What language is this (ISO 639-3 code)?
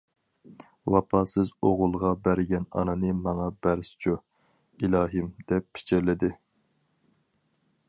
uig